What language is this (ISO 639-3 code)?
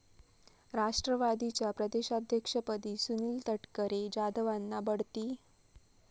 mar